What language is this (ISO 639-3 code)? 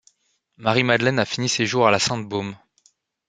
fra